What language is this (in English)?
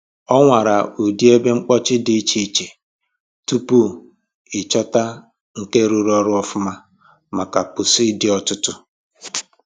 Igbo